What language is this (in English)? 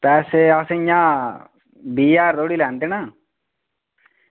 Dogri